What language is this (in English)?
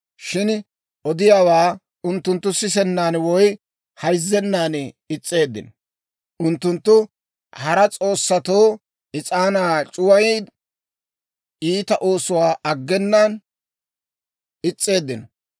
Dawro